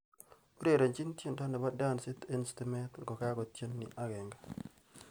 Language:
Kalenjin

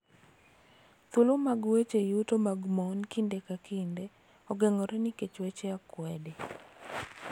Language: Luo (Kenya and Tanzania)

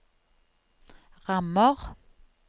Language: Norwegian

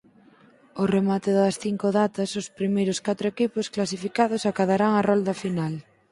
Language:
Galician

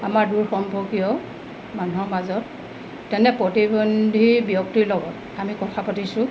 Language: Assamese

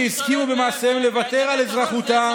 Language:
Hebrew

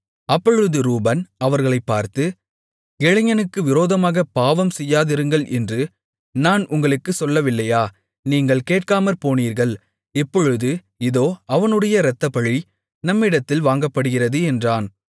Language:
Tamil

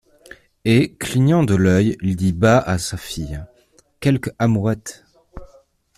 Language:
French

